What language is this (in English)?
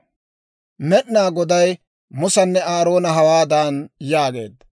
Dawro